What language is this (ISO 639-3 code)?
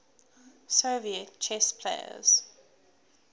eng